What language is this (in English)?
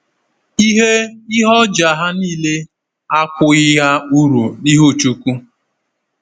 Igbo